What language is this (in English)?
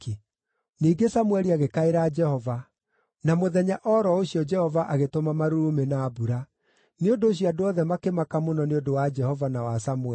Kikuyu